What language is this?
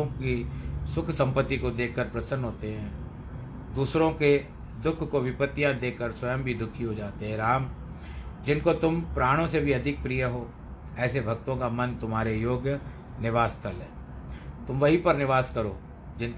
Hindi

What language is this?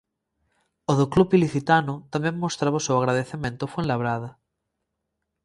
Galician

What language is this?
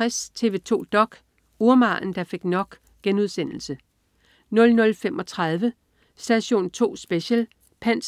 Danish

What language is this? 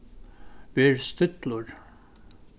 Faroese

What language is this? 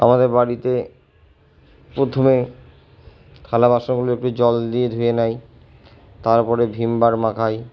Bangla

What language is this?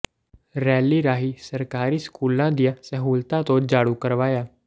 Punjabi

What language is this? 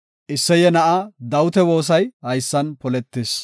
Gofa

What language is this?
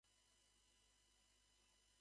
Japanese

